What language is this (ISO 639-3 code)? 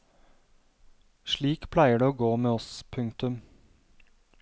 nor